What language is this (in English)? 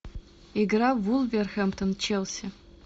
Russian